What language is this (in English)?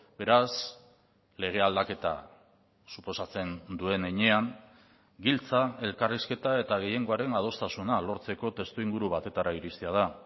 Basque